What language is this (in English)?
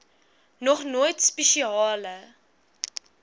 Afrikaans